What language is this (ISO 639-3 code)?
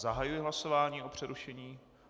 ces